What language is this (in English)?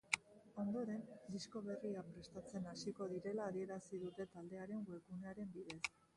Basque